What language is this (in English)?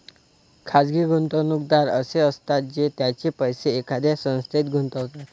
Marathi